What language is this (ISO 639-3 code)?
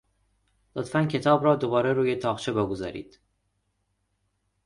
fas